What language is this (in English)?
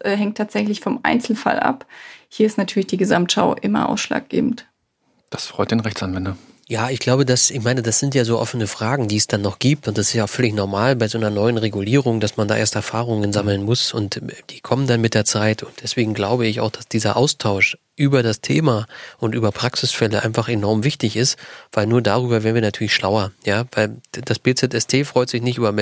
German